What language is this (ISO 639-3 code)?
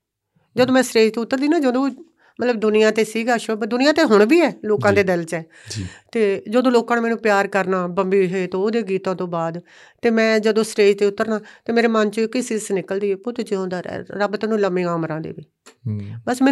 pan